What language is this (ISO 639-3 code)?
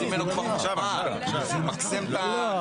heb